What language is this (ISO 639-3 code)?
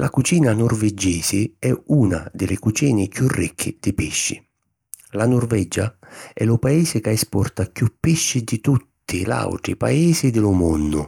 scn